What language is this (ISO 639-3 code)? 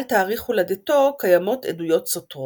heb